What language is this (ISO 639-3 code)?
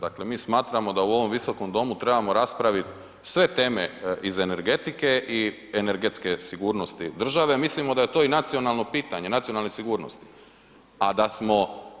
hrv